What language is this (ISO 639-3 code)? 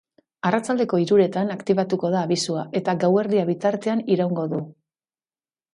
eus